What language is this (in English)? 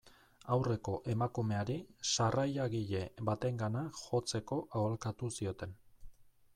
Basque